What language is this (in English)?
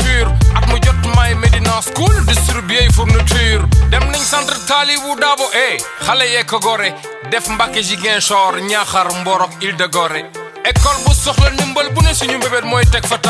Romanian